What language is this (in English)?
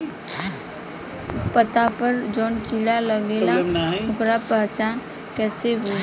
Bhojpuri